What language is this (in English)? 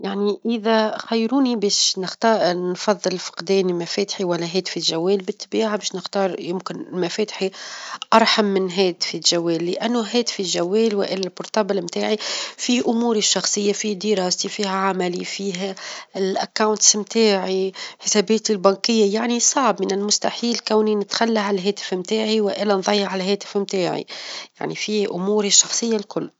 Tunisian Arabic